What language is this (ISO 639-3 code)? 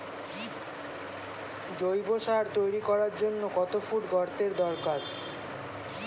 ben